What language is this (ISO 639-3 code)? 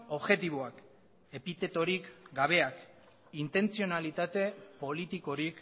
eus